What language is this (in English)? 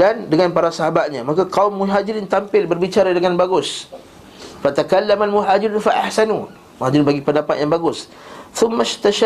Malay